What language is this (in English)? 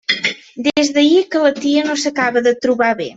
Catalan